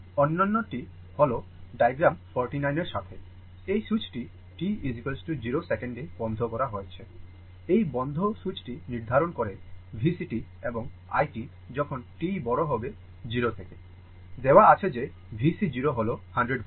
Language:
Bangla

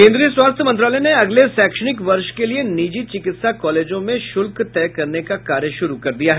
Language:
Hindi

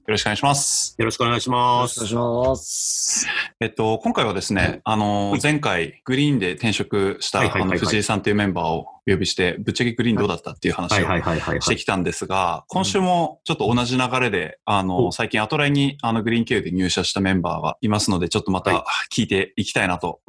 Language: Japanese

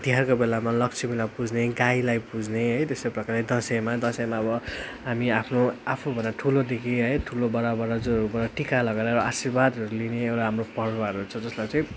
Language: Nepali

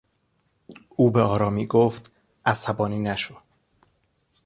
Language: Persian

